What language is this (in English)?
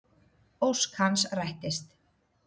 Icelandic